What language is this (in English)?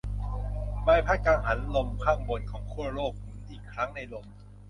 Thai